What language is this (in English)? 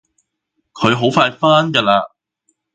Cantonese